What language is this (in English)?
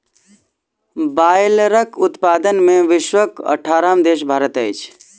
Maithili